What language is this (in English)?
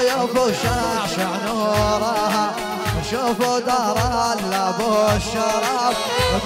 Arabic